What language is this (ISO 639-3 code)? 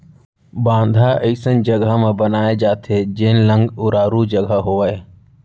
hne